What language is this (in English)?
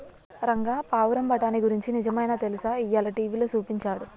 Telugu